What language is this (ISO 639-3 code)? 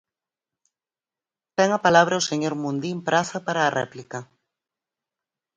glg